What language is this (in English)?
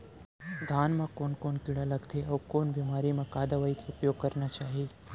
Chhattisgarhi